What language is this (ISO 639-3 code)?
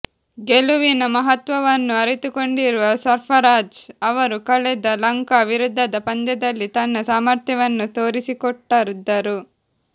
kan